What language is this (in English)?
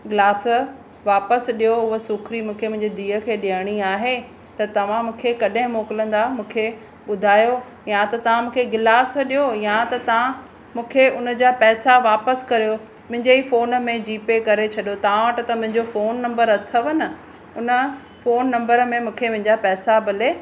Sindhi